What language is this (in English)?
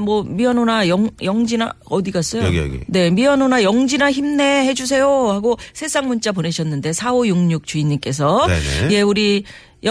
Korean